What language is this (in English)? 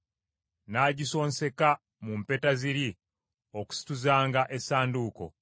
Ganda